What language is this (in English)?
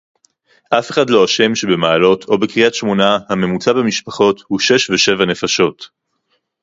Hebrew